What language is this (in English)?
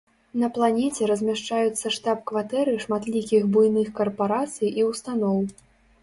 Belarusian